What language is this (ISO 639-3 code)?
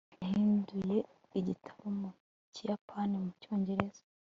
kin